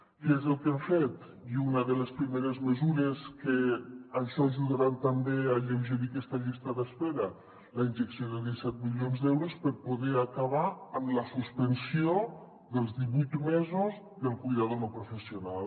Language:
Catalan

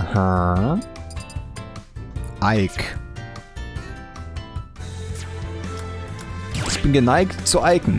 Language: German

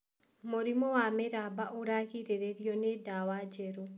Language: Kikuyu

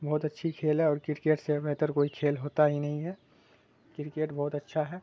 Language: Urdu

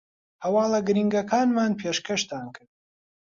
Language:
Central Kurdish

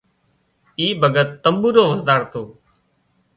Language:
Wadiyara Koli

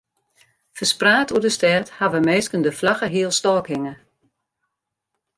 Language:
Western Frisian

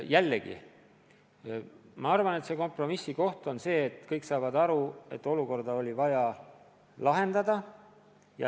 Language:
Estonian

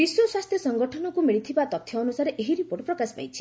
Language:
Odia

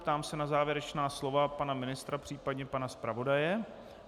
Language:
Czech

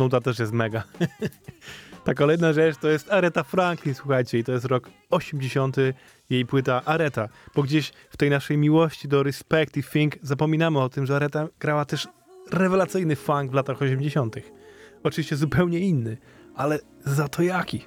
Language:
Polish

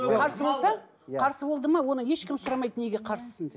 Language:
Kazakh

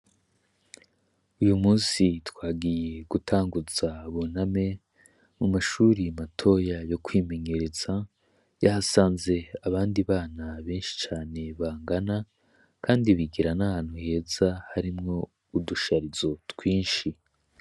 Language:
Rundi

